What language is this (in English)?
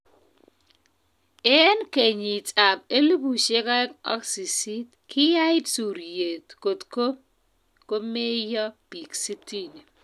Kalenjin